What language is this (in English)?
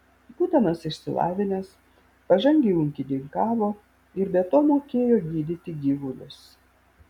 Lithuanian